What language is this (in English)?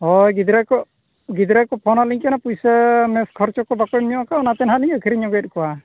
Santali